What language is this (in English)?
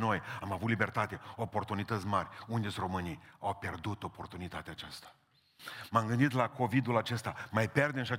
Romanian